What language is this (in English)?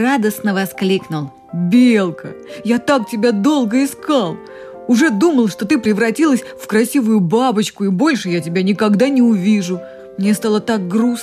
Russian